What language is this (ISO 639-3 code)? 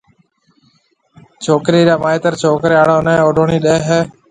mve